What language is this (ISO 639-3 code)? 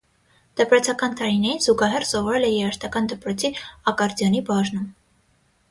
hye